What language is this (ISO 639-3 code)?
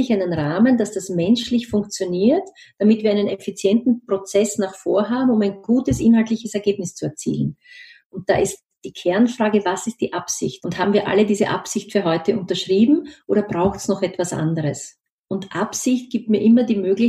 deu